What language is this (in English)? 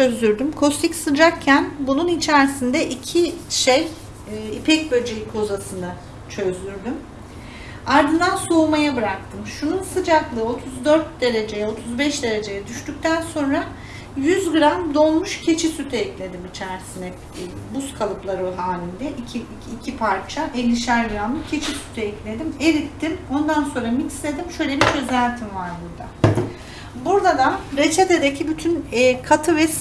Turkish